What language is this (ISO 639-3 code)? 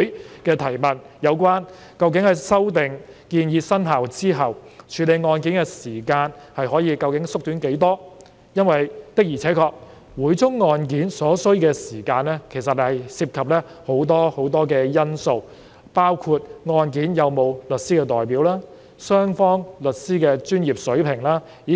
yue